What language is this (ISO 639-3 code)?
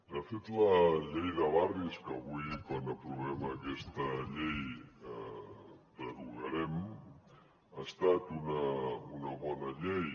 cat